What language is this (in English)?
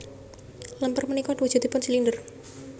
Javanese